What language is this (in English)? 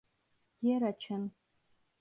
Turkish